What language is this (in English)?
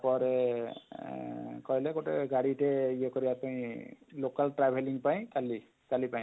Odia